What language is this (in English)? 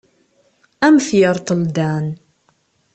Kabyle